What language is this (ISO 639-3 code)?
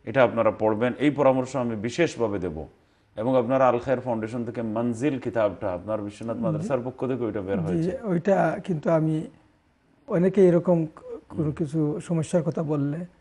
ara